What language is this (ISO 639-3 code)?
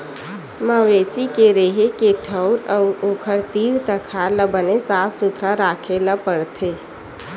hne